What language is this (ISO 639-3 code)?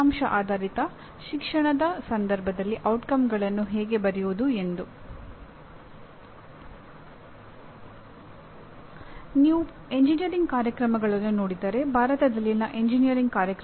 kan